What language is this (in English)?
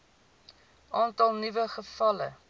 Afrikaans